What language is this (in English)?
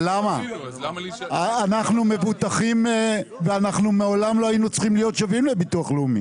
Hebrew